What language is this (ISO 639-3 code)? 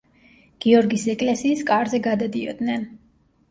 kat